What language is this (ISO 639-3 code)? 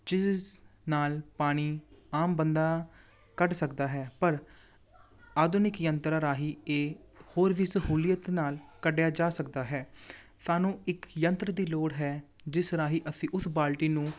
pan